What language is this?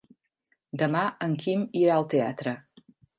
Catalan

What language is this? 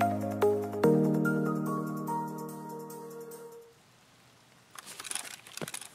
German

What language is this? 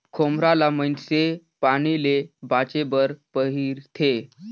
Chhattisgarhi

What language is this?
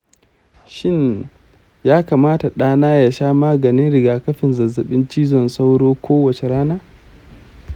Hausa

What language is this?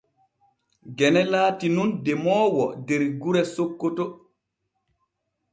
Borgu Fulfulde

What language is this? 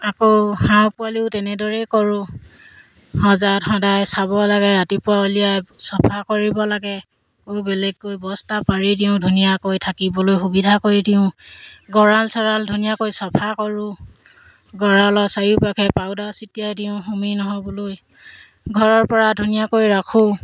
Assamese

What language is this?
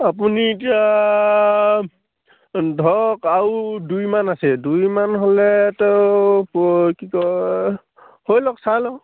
Assamese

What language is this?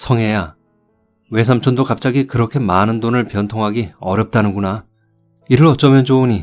Korean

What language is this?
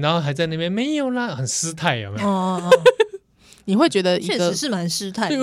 Chinese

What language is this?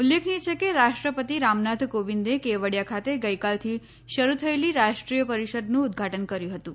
Gujarati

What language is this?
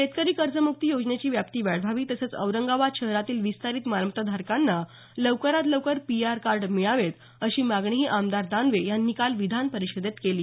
Marathi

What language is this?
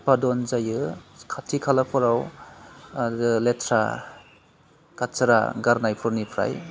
Bodo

